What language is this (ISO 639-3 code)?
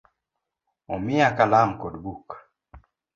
luo